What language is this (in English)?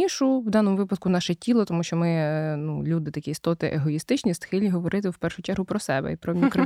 Ukrainian